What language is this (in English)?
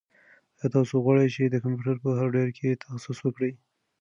Pashto